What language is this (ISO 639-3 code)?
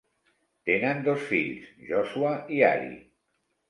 cat